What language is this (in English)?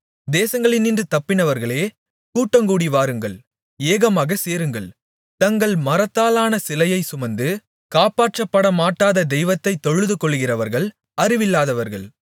Tamil